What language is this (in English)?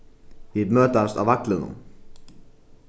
Faroese